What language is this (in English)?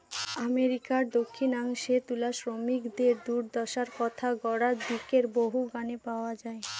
Bangla